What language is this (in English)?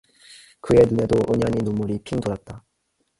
Korean